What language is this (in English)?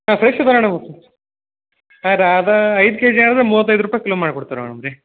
Kannada